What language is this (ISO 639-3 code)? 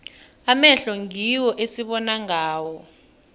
nbl